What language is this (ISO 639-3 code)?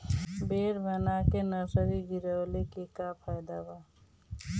bho